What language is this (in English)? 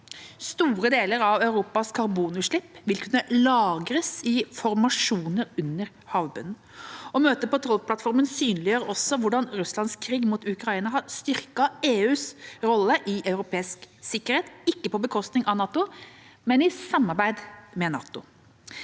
Norwegian